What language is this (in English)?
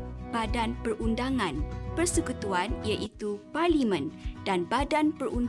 Malay